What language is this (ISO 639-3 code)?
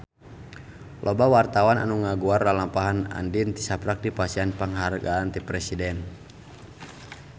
sun